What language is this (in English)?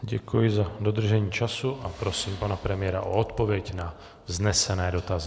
Czech